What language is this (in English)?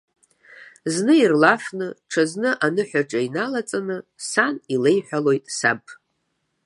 Abkhazian